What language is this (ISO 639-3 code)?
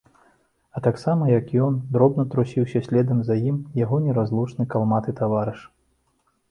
bel